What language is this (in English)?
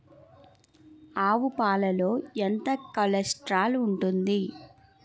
Telugu